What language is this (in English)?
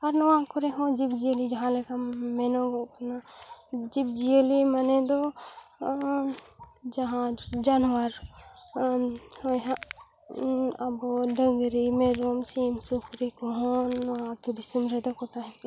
Santali